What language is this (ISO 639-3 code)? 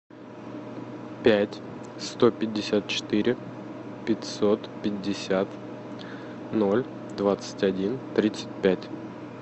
rus